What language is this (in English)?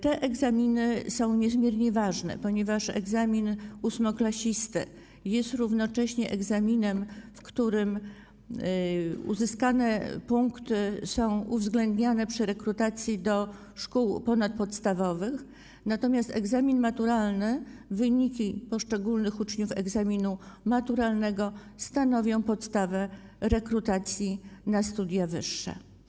Polish